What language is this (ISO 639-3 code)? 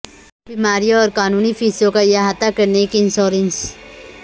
urd